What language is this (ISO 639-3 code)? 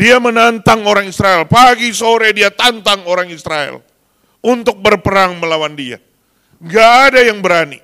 ind